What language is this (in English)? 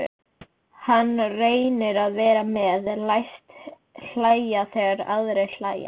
Icelandic